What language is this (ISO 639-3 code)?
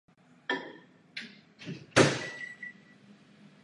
ces